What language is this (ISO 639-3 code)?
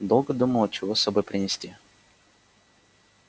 rus